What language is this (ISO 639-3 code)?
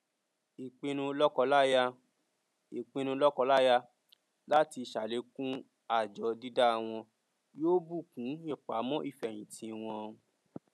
yor